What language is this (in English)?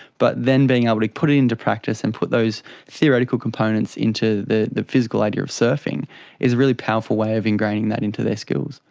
English